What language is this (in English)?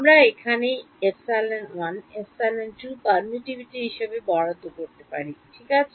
Bangla